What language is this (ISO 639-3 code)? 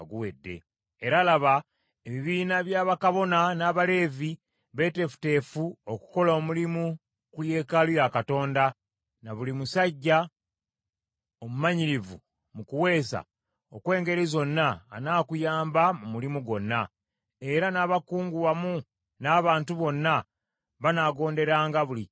lug